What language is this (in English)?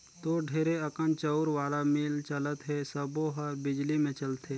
Chhattisgarhi